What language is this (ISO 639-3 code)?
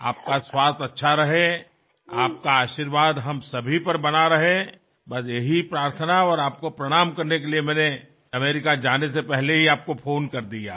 ben